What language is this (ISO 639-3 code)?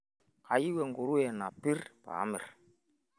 mas